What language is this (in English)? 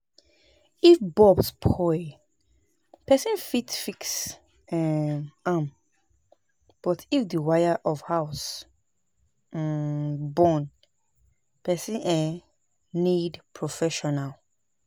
Nigerian Pidgin